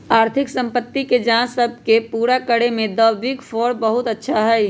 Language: Magahi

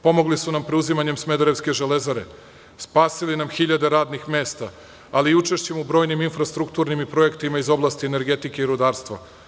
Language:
Serbian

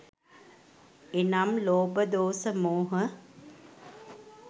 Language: Sinhala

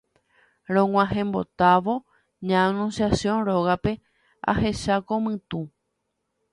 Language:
Guarani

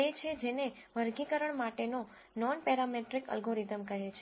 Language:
Gujarati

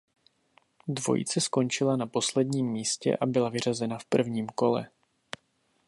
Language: Czech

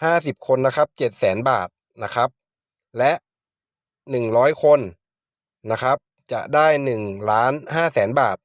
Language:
Thai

